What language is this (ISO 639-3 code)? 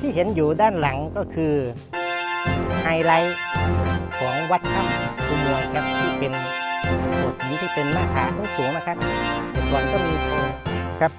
tha